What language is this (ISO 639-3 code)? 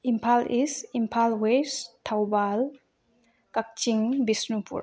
mni